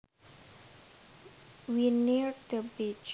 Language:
Javanese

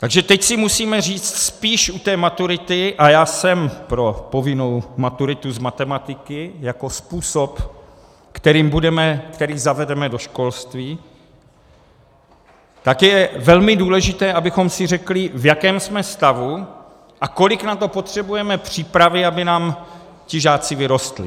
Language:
Czech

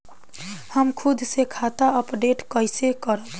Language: Bhojpuri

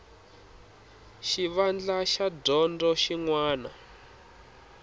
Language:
Tsonga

